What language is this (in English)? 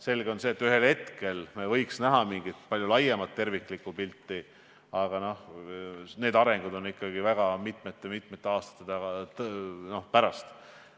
Estonian